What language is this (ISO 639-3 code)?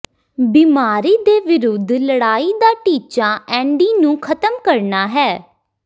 pan